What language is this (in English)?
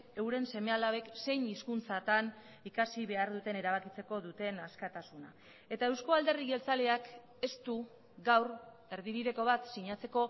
Basque